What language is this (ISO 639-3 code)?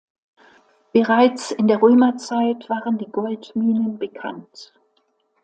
deu